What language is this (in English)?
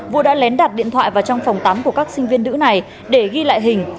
Vietnamese